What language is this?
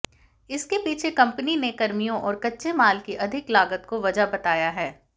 Hindi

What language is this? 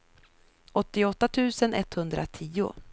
Swedish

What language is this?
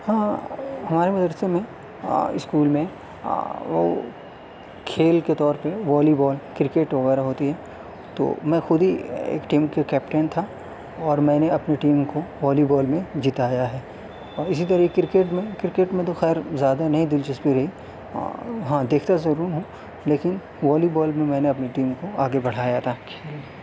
Urdu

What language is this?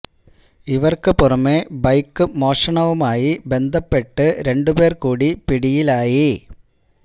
Malayalam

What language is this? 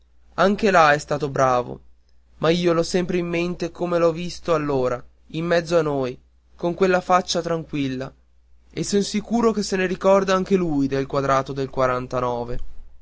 Italian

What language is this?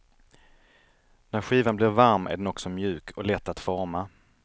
Swedish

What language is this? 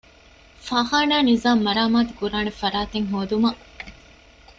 Divehi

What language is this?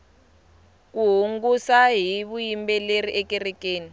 Tsonga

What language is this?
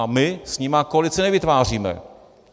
Czech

